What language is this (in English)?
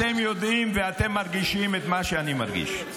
Hebrew